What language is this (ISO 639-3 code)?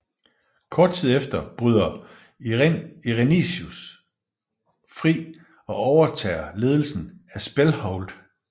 dan